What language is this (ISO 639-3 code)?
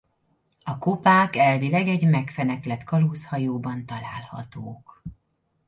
hun